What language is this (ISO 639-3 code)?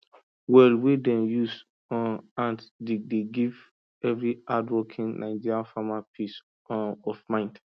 pcm